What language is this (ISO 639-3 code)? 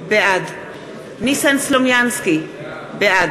heb